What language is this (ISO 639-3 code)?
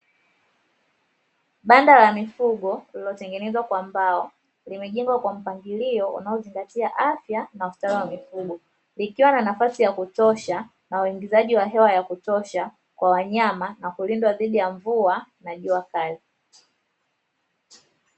swa